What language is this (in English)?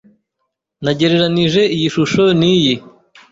Kinyarwanda